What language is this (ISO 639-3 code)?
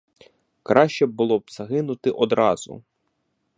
ukr